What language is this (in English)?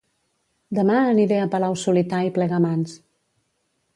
Catalan